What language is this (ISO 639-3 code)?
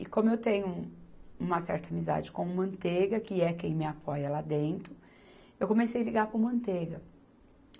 por